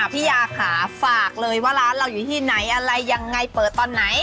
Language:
Thai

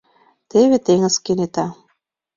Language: Mari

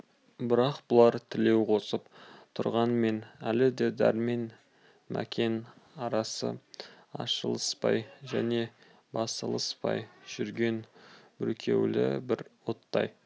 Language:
Kazakh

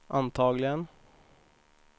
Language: Swedish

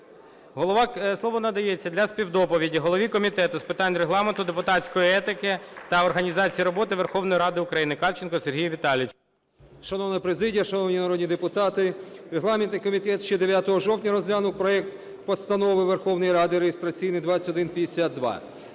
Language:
Ukrainian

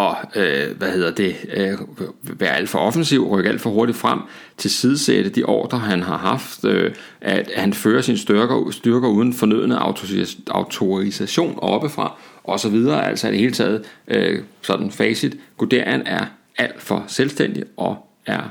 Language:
Danish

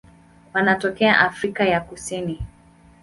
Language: Swahili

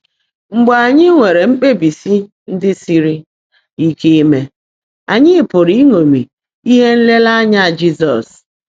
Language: Igbo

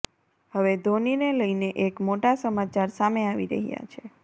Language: Gujarati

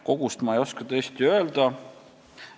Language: Estonian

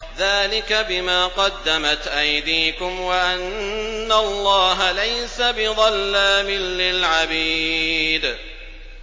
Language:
Arabic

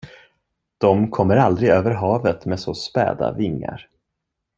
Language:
Swedish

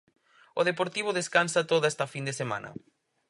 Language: Galician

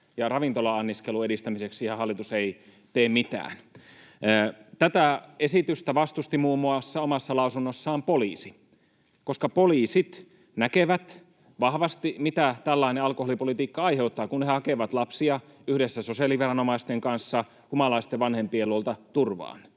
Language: Finnish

